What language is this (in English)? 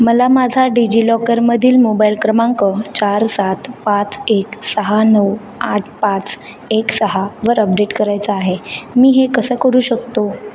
Marathi